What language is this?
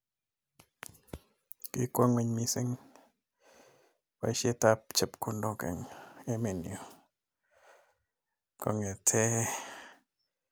Kalenjin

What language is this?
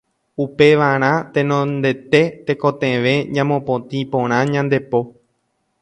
Guarani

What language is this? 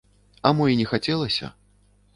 Belarusian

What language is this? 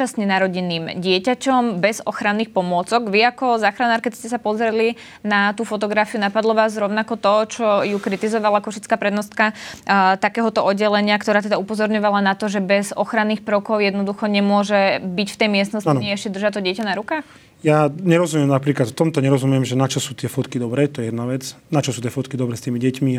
Slovak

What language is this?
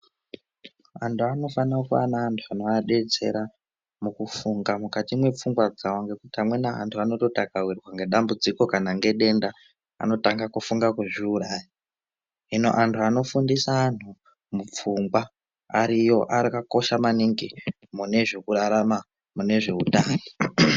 Ndau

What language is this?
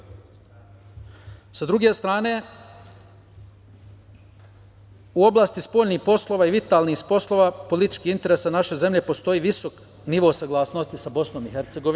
Serbian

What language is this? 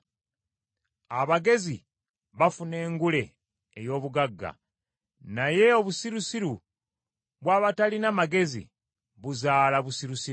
Ganda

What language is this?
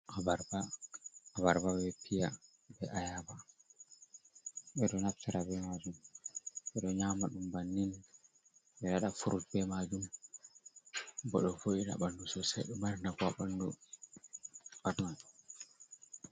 Fula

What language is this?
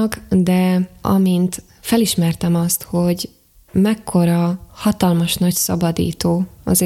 Hungarian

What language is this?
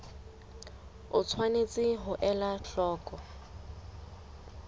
Southern Sotho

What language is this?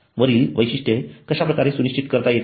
Marathi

